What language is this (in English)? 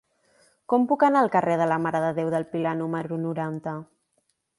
Catalan